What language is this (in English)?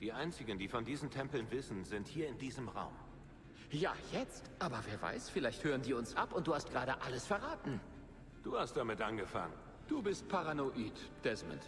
German